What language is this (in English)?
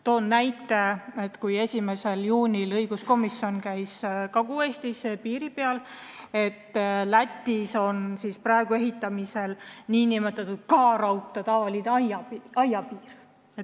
Estonian